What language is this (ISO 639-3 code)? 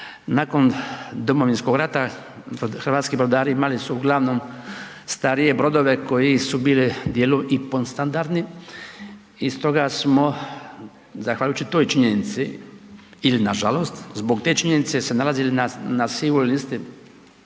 hrv